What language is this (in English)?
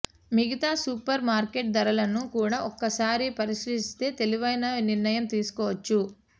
Telugu